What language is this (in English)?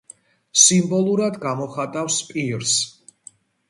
Georgian